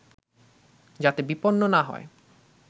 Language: Bangla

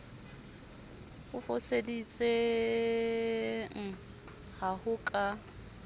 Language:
Southern Sotho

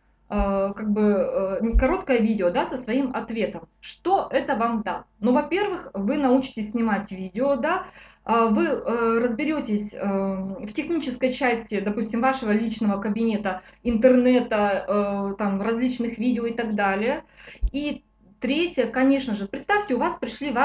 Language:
Russian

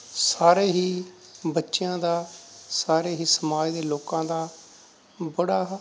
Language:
Punjabi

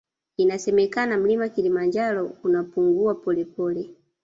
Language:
Swahili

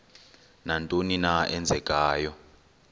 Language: Xhosa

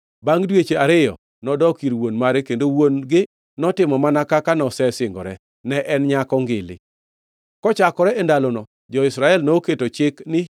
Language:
Luo (Kenya and Tanzania)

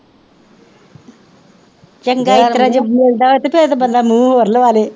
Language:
Punjabi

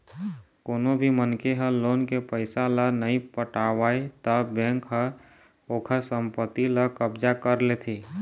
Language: Chhattisgarhi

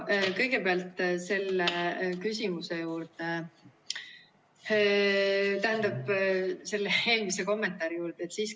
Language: Estonian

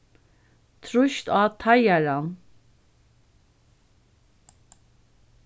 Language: Faroese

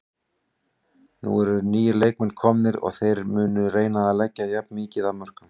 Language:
Icelandic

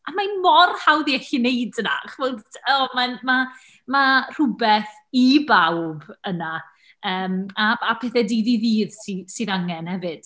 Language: Welsh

